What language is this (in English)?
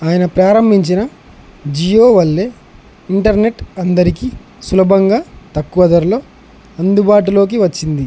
Telugu